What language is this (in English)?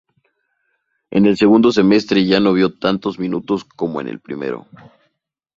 Spanish